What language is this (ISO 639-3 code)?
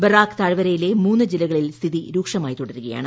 mal